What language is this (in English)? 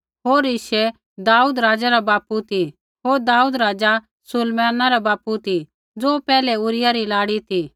Kullu Pahari